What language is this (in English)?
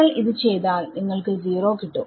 Malayalam